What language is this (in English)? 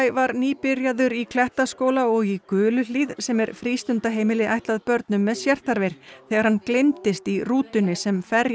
Icelandic